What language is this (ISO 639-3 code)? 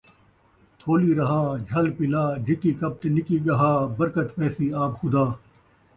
skr